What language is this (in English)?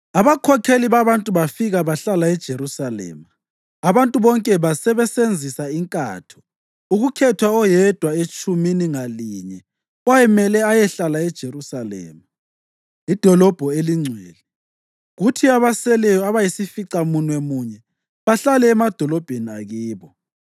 North Ndebele